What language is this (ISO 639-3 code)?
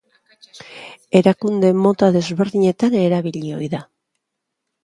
eus